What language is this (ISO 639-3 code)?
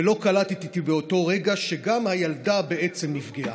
heb